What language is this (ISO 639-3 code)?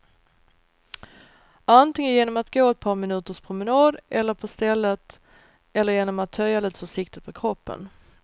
swe